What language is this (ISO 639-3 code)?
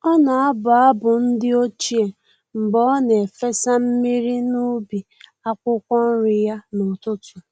ibo